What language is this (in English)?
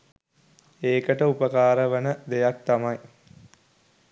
Sinhala